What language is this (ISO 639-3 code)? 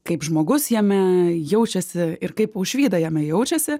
lit